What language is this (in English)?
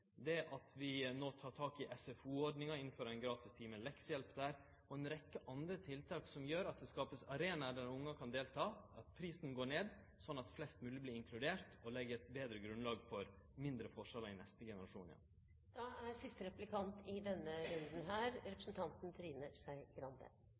Norwegian